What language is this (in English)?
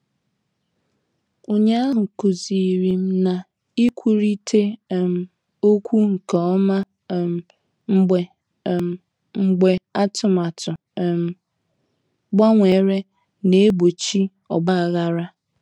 Igbo